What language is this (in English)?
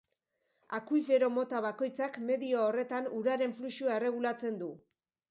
Basque